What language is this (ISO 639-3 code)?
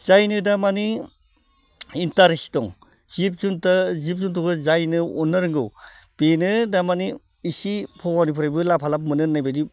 brx